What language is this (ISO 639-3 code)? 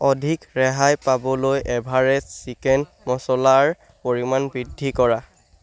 asm